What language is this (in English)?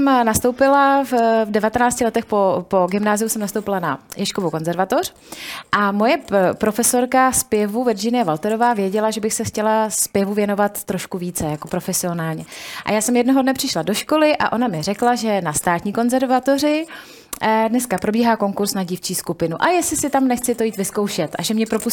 Czech